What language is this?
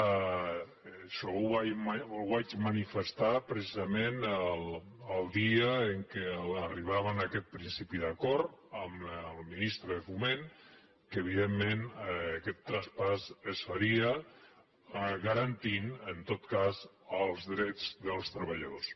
Catalan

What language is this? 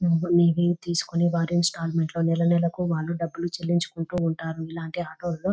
Telugu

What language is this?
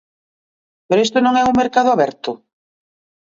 Galician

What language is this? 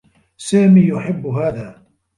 Arabic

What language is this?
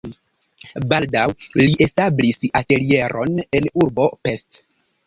Esperanto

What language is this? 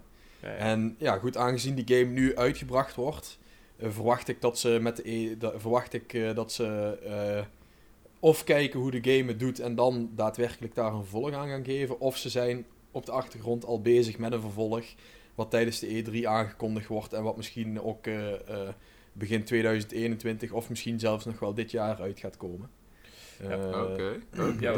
Dutch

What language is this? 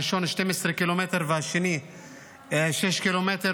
Hebrew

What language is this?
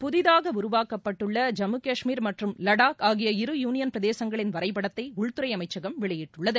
Tamil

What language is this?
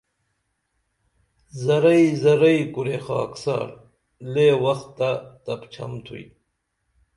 Dameli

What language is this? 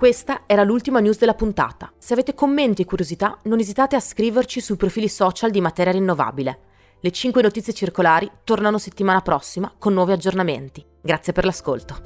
Italian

